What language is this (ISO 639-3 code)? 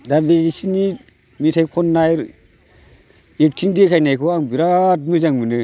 brx